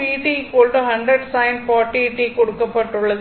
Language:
Tamil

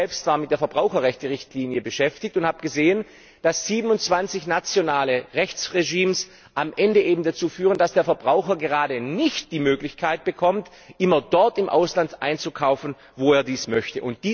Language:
German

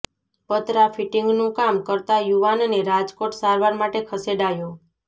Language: Gujarati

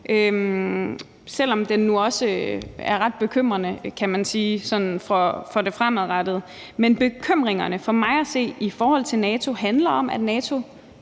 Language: Danish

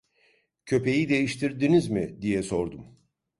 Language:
Turkish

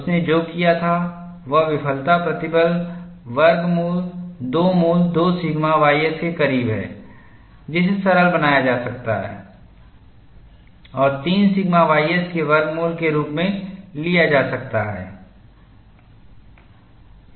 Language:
Hindi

